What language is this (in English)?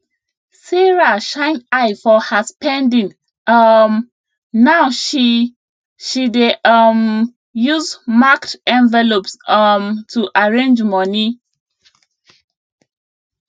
Nigerian Pidgin